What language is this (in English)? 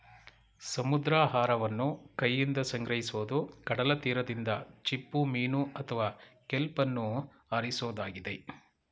Kannada